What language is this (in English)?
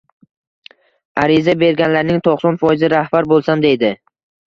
Uzbek